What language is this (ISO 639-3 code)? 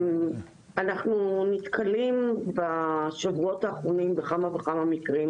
heb